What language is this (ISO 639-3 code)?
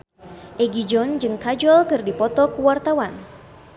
sun